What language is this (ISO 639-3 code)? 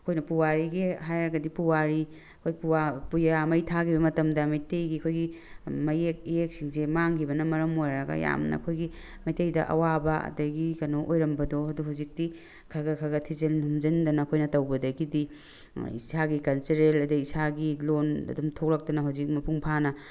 mni